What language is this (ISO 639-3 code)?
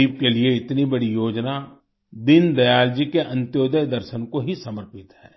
hin